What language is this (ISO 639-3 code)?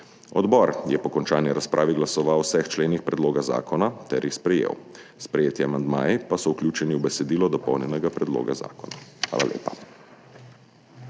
slv